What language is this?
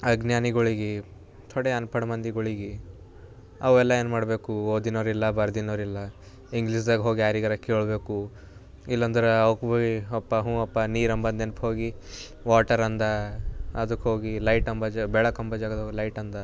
Kannada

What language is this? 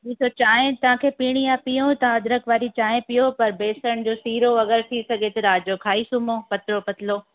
Sindhi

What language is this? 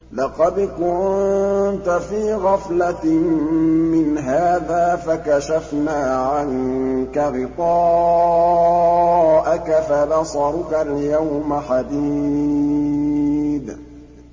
Arabic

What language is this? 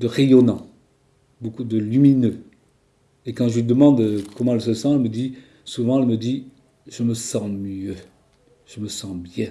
French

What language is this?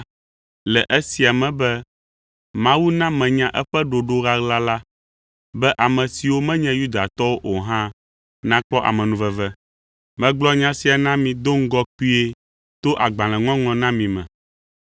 Ewe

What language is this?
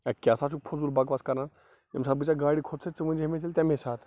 Kashmiri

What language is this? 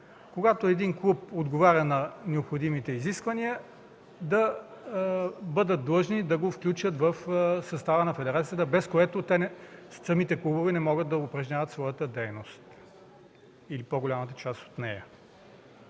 Bulgarian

